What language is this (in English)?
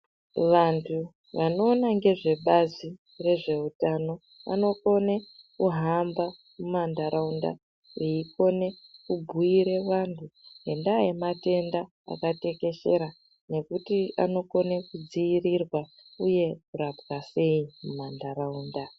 Ndau